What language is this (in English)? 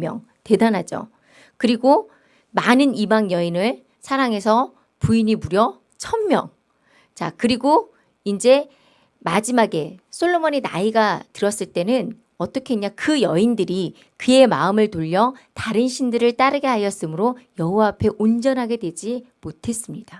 Korean